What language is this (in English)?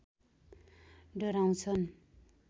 Nepali